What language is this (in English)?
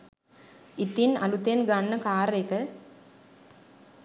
Sinhala